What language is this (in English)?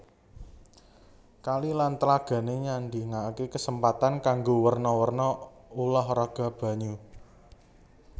Javanese